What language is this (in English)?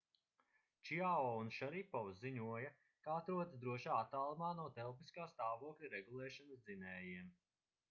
Latvian